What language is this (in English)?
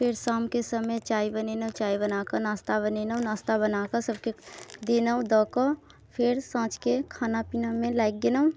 Maithili